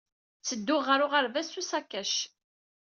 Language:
Kabyle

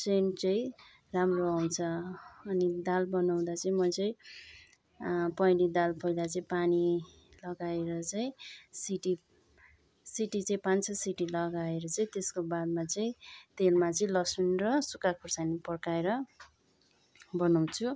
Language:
Nepali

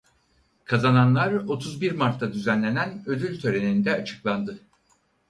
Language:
Turkish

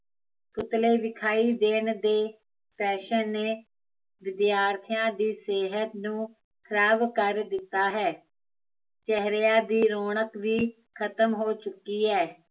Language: Punjabi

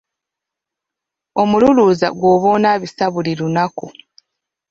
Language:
Ganda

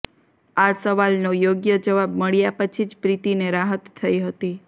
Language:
Gujarati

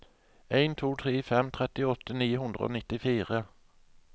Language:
Norwegian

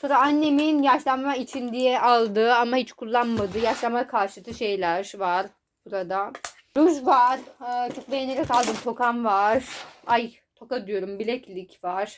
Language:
Turkish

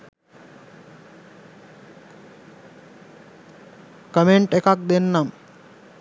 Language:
Sinhala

